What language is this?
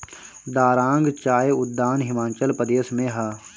Bhojpuri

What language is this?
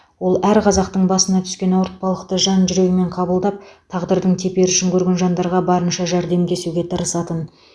Kazakh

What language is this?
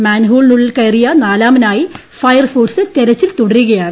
Malayalam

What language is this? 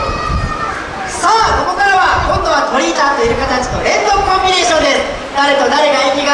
Japanese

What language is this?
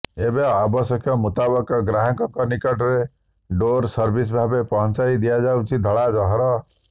Odia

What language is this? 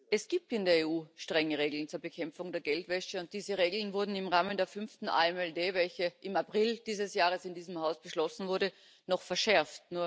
German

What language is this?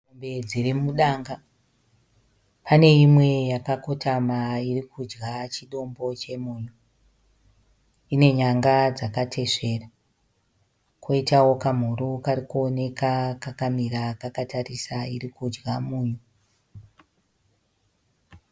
Shona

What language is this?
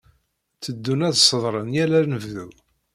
Kabyle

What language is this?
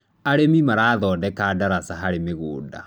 Kikuyu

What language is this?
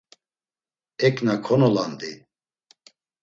Laz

